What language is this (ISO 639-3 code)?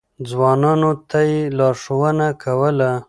pus